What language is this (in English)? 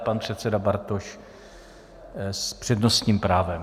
Czech